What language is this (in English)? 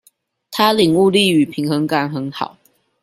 Chinese